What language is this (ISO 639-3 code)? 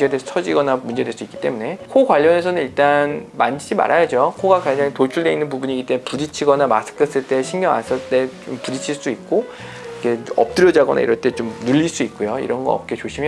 kor